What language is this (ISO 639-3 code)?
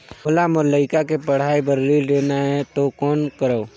hne